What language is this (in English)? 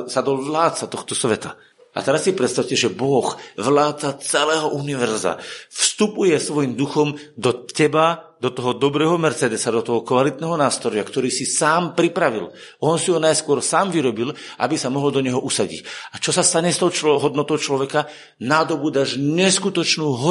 Slovak